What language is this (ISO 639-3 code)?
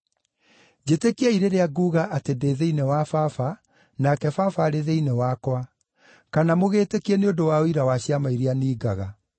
kik